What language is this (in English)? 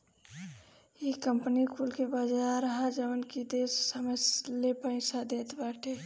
Bhojpuri